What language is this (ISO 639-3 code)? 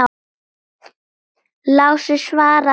isl